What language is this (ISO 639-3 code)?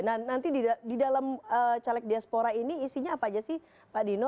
ind